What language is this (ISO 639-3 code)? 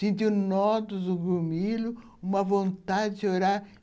por